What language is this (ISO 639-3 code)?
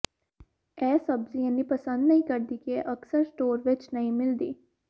pan